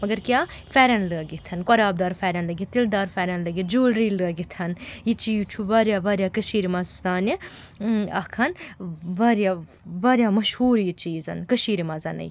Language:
Kashmiri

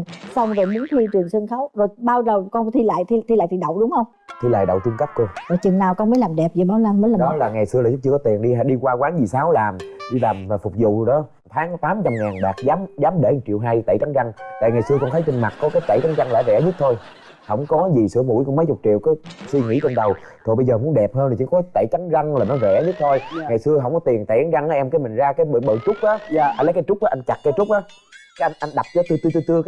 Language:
Vietnamese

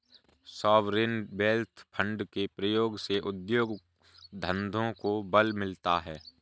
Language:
Hindi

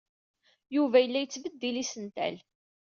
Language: Kabyle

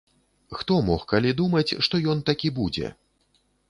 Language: Belarusian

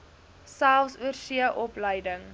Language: Afrikaans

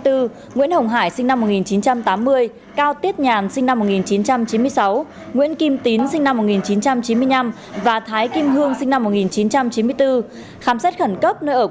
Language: Vietnamese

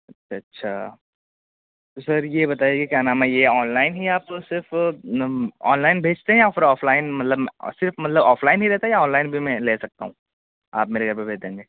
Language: Urdu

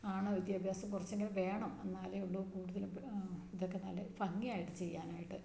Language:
Malayalam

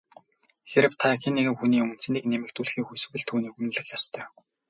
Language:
Mongolian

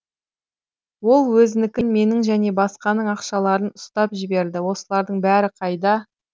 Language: Kazakh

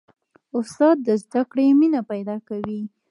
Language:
Pashto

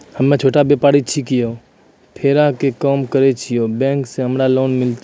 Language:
Maithili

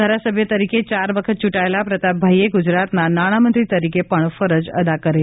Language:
Gujarati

